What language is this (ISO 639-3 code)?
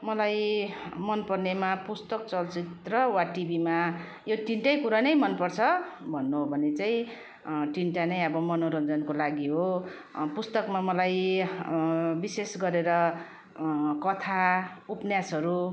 nep